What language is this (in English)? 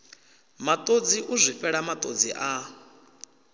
Venda